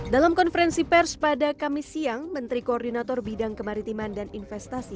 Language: Indonesian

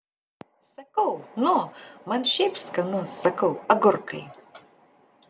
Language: Lithuanian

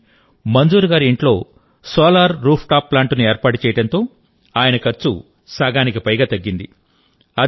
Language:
Telugu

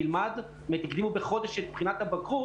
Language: Hebrew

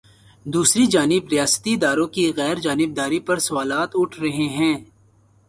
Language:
Urdu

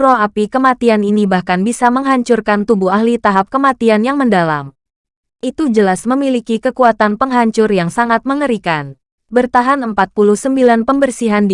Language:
Indonesian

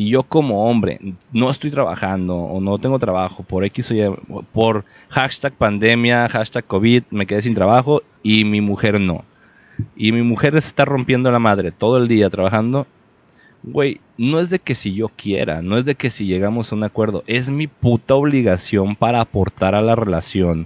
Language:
Spanish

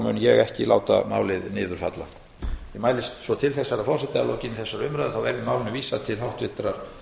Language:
Icelandic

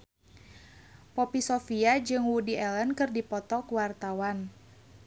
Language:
Sundanese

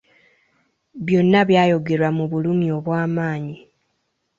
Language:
Ganda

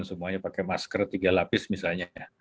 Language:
Indonesian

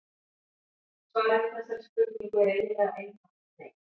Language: Icelandic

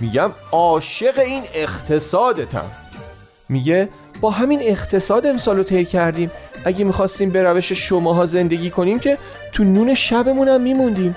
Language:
Persian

